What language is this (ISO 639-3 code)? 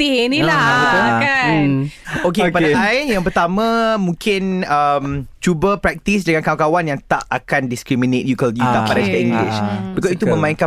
msa